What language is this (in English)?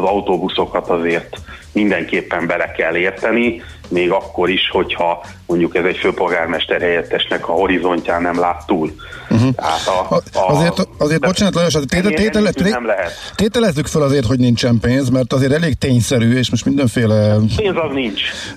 Hungarian